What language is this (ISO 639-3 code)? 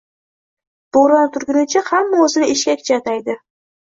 uzb